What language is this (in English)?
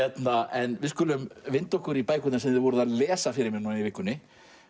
Icelandic